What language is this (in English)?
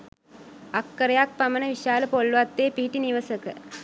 Sinhala